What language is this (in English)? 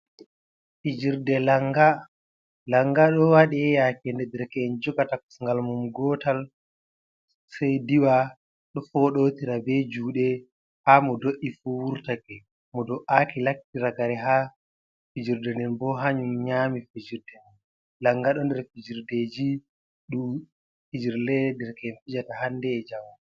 Fula